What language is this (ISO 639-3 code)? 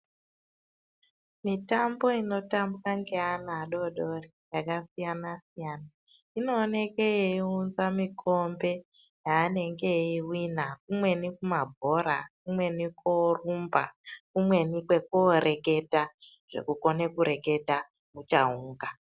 ndc